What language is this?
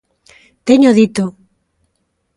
Galician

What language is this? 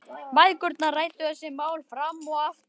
Icelandic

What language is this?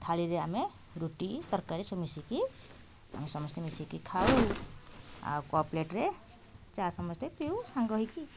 Odia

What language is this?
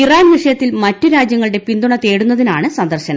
Malayalam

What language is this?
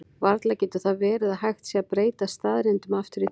Icelandic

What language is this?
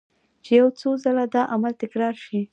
Pashto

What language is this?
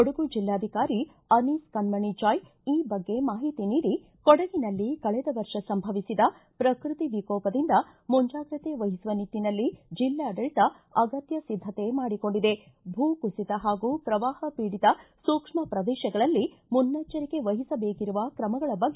Kannada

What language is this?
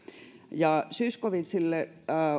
Finnish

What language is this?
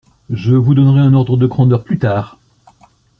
French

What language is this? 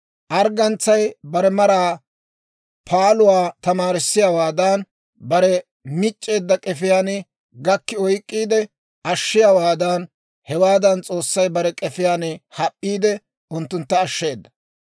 Dawro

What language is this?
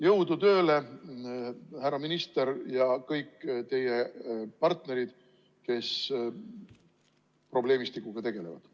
Estonian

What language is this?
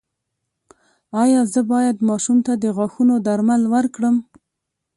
Pashto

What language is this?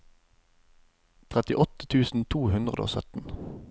Norwegian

